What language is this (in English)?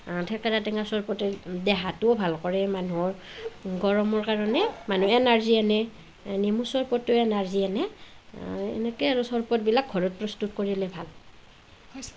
Assamese